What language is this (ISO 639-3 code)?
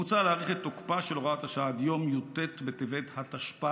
heb